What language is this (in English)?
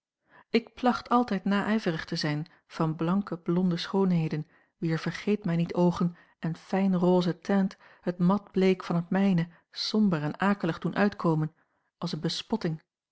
Dutch